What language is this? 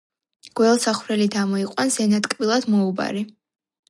Georgian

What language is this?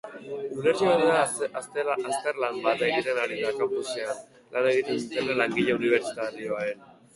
Basque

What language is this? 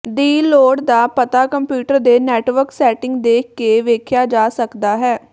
Punjabi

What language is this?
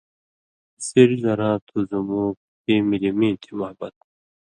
Indus Kohistani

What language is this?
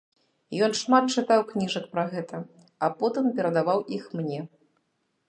Belarusian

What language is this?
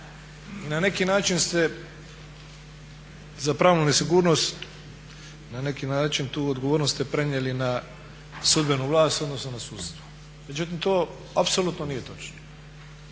Croatian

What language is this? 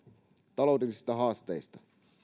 Finnish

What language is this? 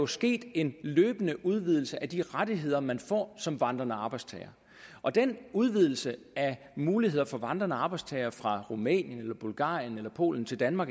Danish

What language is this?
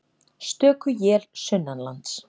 Icelandic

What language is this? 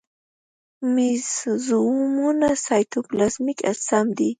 Pashto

